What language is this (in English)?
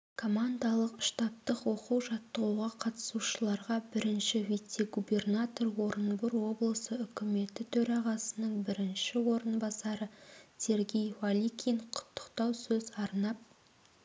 Kazakh